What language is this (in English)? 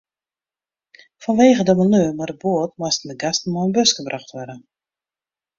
Western Frisian